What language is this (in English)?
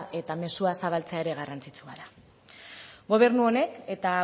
Basque